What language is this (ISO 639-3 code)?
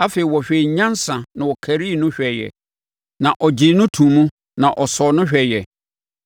aka